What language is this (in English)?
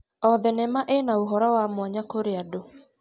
Kikuyu